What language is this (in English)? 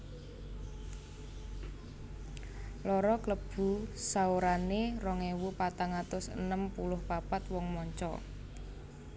Javanese